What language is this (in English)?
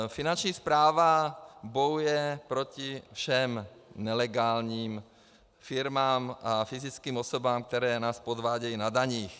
Czech